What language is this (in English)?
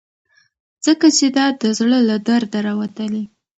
Pashto